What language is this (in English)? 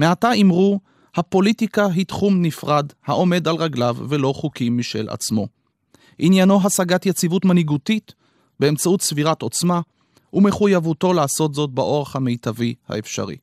Hebrew